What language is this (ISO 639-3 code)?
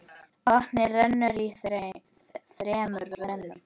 isl